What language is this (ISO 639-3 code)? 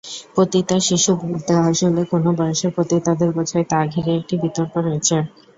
ben